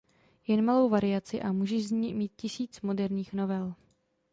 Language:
Czech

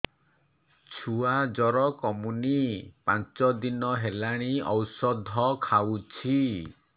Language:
Odia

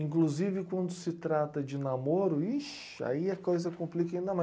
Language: Portuguese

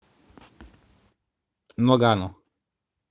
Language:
Russian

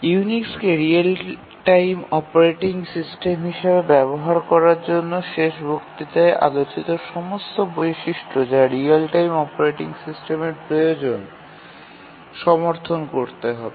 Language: Bangla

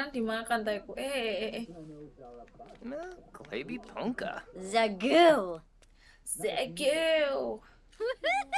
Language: Indonesian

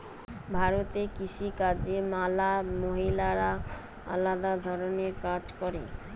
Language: Bangla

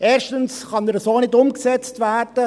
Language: Swiss German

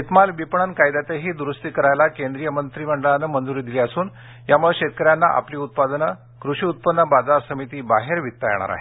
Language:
Marathi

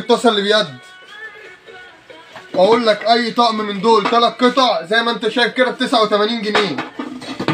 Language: Arabic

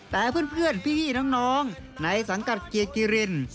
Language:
Thai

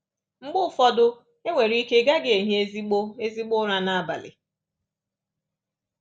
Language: Igbo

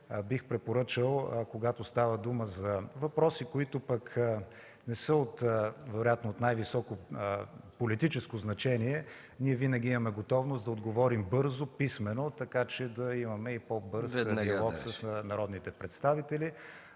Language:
Bulgarian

